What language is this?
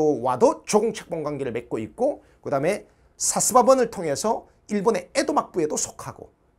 Korean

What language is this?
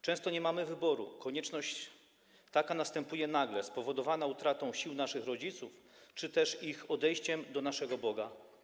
Polish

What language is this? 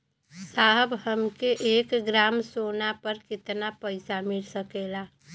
Bhojpuri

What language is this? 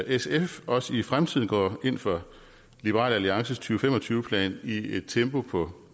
Danish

